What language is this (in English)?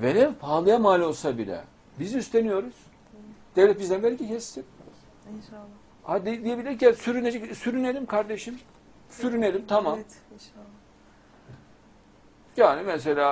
Turkish